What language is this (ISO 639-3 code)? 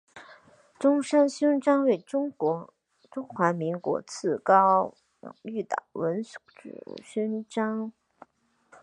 zho